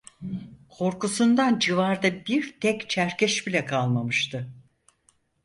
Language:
Turkish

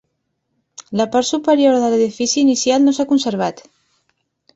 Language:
Catalan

